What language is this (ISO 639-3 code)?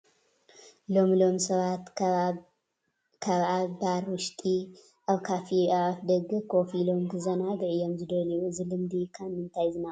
tir